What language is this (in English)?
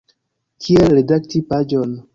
Esperanto